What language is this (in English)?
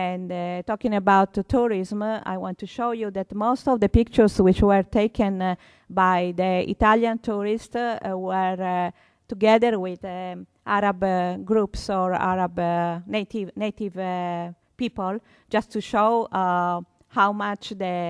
English